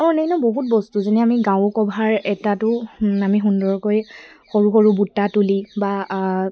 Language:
Assamese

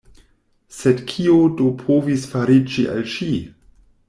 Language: Esperanto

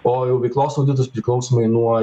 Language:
Lithuanian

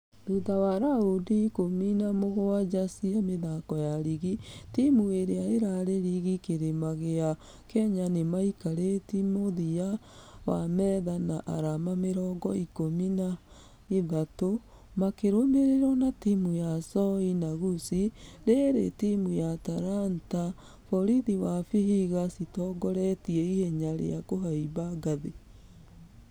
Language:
Kikuyu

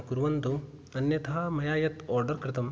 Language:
Sanskrit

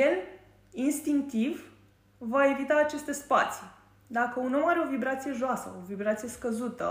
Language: Romanian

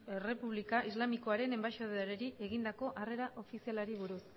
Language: Basque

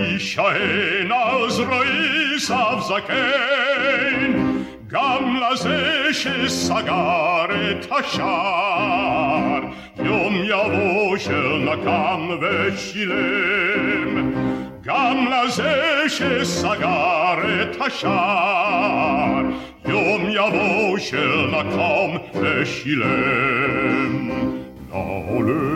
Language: Hebrew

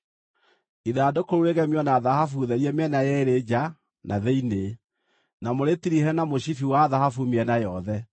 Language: Kikuyu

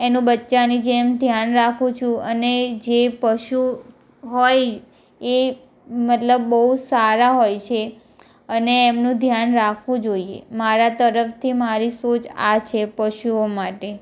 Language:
Gujarati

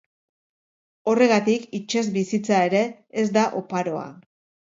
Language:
Basque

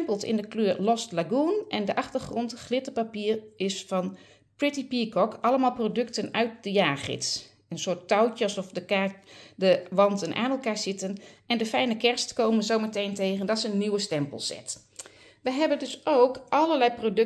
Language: Dutch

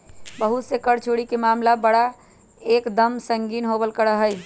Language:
Magahi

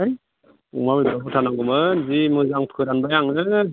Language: Bodo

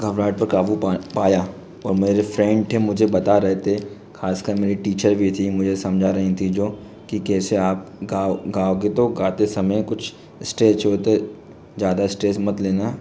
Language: Hindi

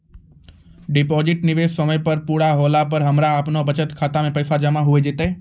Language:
Maithili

